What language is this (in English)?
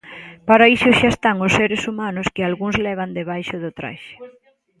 Galician